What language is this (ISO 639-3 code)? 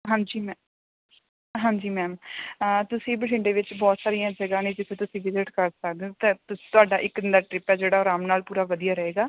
pan